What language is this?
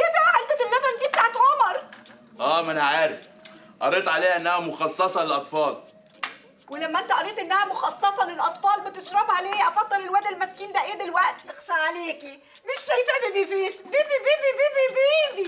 Arabic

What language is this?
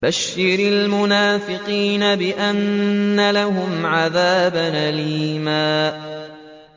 Arabic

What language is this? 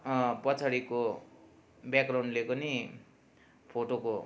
Nepali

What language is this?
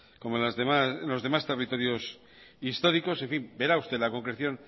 Spanish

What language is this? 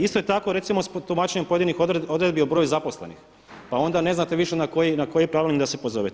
Croatian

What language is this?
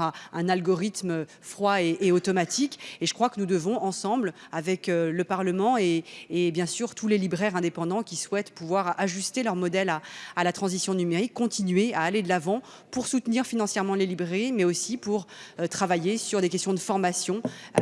French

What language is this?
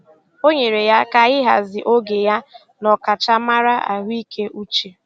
Igbo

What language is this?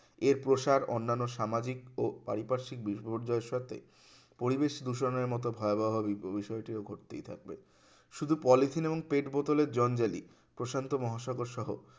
Bangla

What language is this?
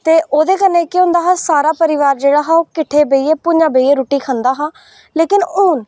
Dogri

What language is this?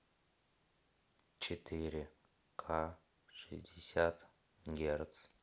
Russian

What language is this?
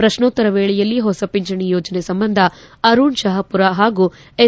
Kannada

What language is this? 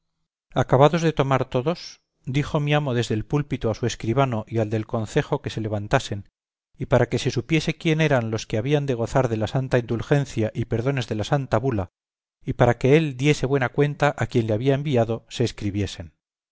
Spanish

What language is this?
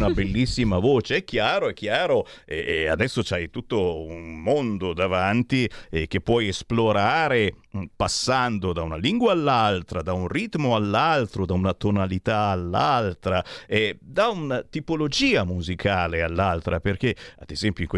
Italian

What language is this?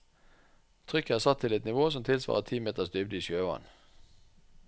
Norwegian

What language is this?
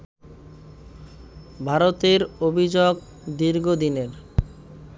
Bangla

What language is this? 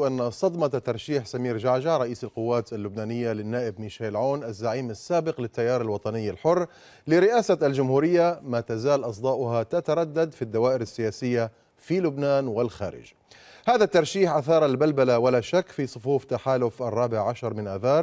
Arabic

